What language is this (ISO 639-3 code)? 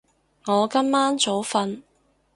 yue